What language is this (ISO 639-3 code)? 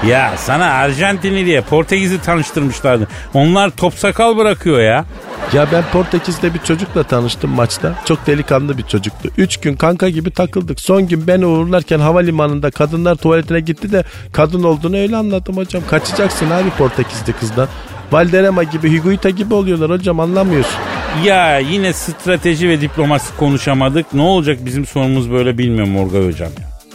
tur